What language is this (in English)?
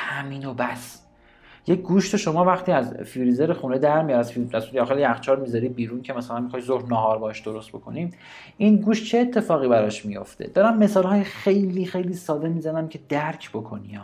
Persian